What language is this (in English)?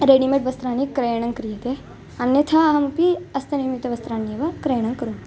Sanskrit